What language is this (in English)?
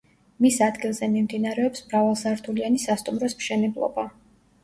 Georgian